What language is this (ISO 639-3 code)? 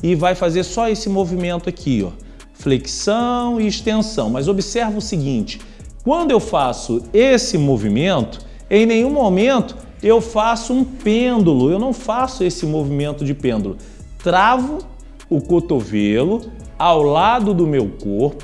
por